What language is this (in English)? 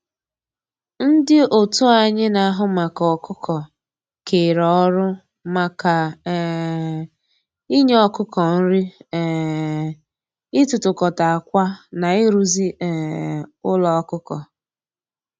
Igbo